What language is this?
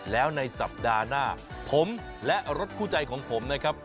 Thai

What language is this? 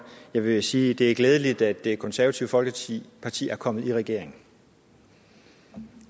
Danish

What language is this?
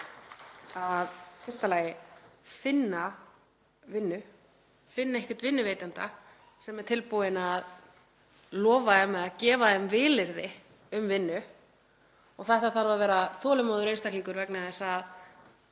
Icelandic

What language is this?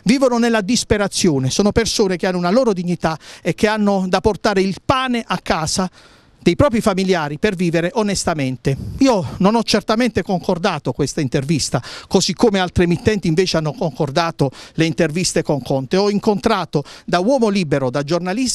Italian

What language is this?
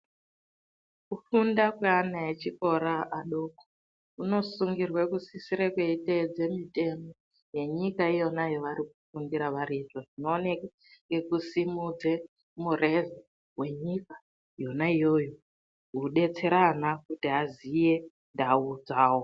Ndau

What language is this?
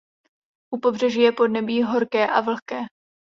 Czech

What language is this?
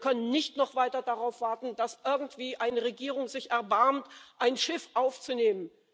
German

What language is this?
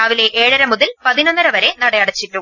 Malayalam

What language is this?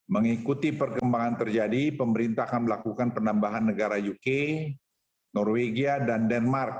Indonesian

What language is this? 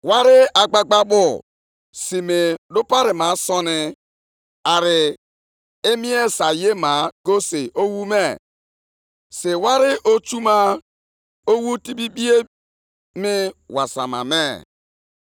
Igbo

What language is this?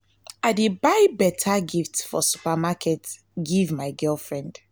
Nigerian Pidgin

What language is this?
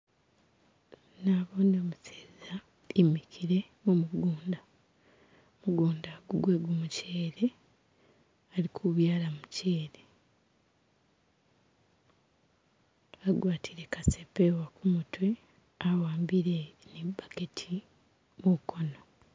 Masaaba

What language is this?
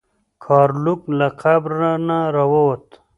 Pashto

